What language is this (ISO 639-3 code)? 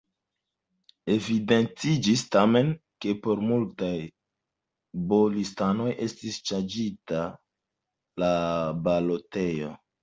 epo